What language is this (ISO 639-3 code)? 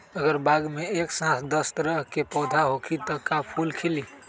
mag